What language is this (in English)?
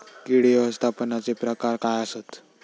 Marathi